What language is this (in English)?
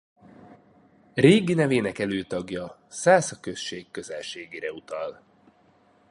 Hungarian